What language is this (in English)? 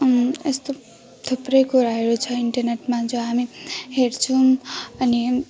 Nepali